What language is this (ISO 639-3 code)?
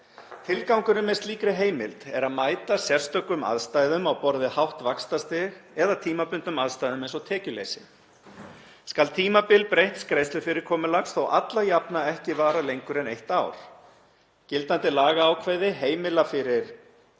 isl